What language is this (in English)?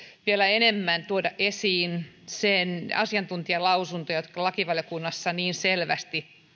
Finnish